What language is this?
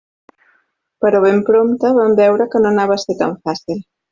Catalan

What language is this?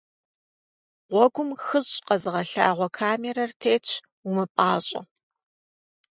Kabardian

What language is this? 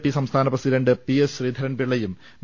Malayalam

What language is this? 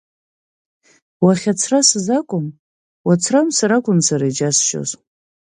Abkhazian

